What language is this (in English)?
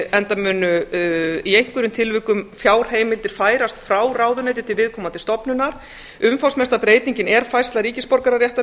Icelandic